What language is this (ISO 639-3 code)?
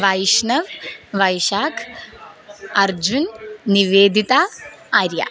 san